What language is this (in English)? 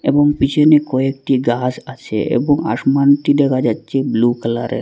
Bangla